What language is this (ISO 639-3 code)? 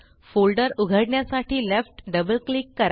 mar